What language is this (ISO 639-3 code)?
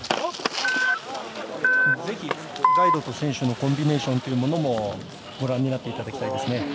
jpn